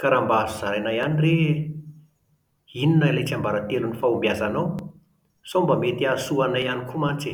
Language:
Malagasy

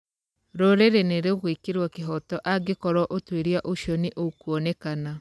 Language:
Kikuyu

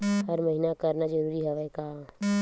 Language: Chhattisgarhi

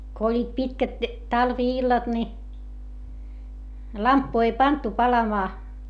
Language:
Finnish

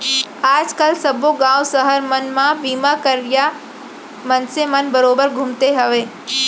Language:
Chhattisgarhi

